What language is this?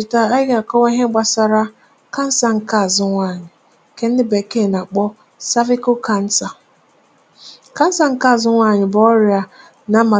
Igbo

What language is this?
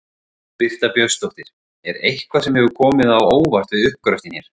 Icelandic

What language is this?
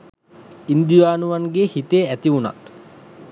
Sinhala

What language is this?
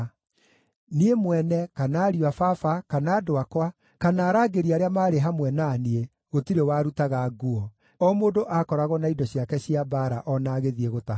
Kikuyu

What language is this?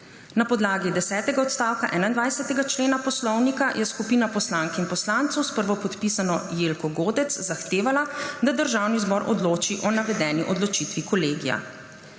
Slovenian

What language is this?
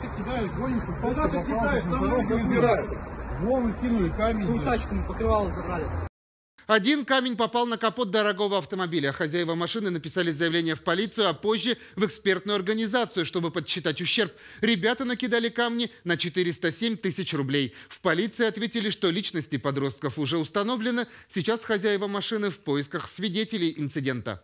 Russian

